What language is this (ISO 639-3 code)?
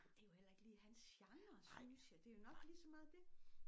dan